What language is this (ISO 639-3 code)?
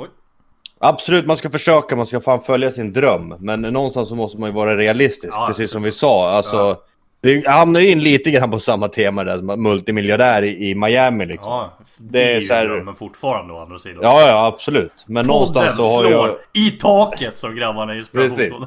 swe